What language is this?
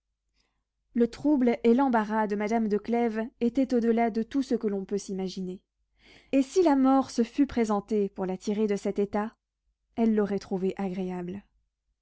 French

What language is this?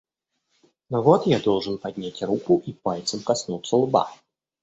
Russian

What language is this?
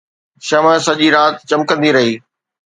Sindhi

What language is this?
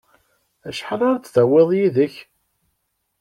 Kabyle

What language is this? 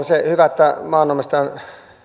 Finnish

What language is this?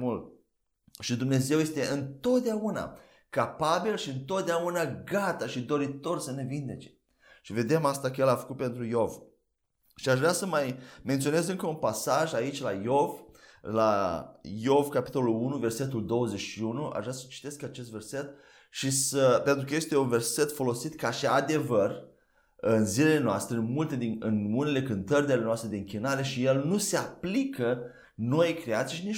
Romanian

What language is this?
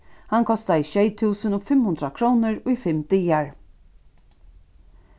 Faroese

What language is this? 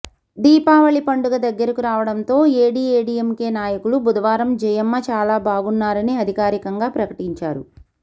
Telugu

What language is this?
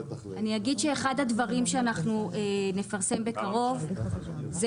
Hebrew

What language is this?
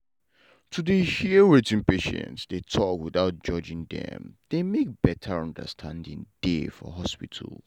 Nigerian Pidgin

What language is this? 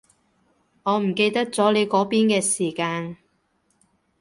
Cantonese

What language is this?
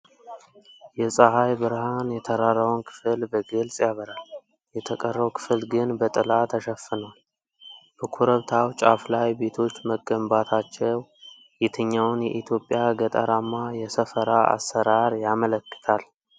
Amharic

